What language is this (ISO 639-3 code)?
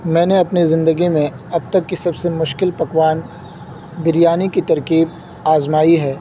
urd